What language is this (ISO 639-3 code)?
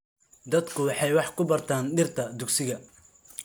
som